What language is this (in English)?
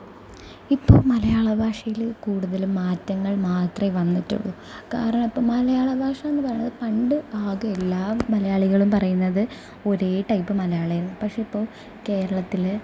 Malayalam